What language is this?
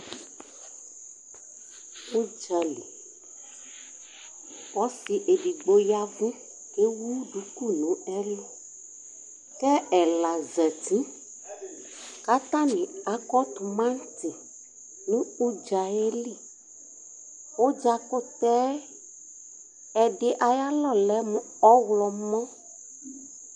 Ikposo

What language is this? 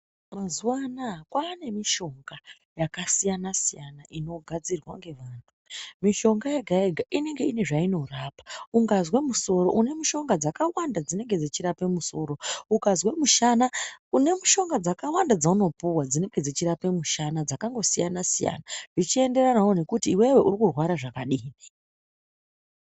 Ndau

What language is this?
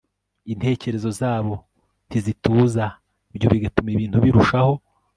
Kinyarwanda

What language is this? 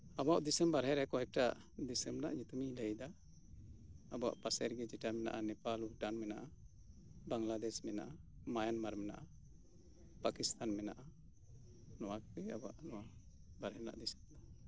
Santali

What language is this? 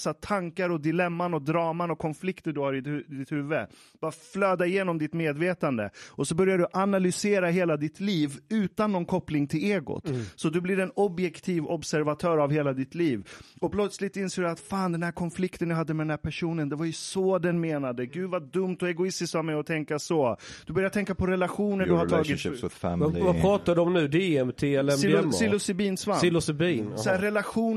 Swedish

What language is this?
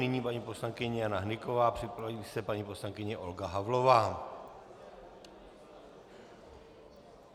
Czech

